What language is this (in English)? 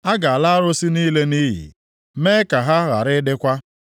Igbo